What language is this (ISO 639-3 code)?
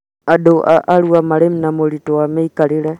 kik